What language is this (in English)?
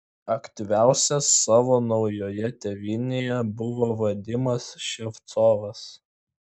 Lithuanian